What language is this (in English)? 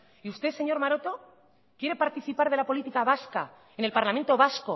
Spanish